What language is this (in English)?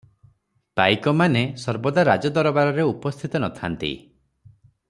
Odia